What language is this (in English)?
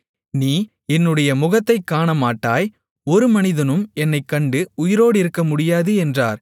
Tamil